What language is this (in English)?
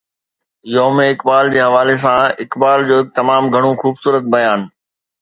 Sindhi